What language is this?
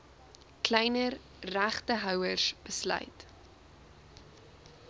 Afrikaans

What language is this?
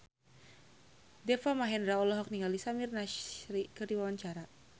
Sundanese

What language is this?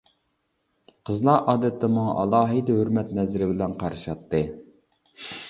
Uyghur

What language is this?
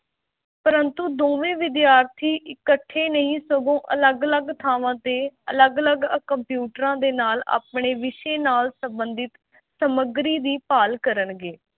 Punjabi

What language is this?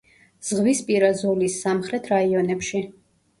Georgian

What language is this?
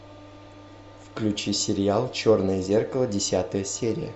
Russian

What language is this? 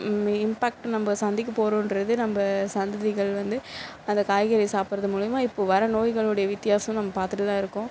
Tamil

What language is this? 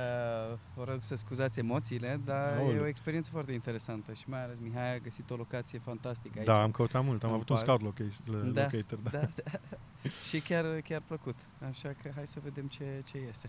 Romanian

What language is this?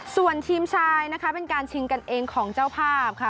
Thai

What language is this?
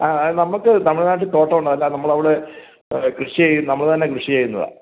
Malayalam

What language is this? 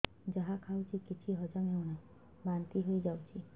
Odia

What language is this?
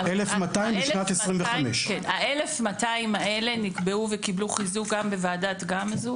Hebrew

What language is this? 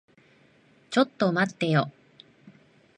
Japanese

